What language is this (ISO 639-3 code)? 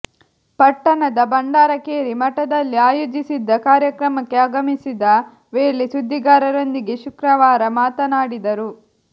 kan